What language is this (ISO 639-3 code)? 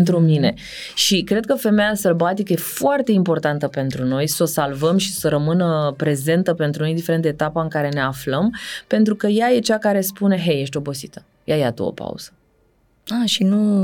ron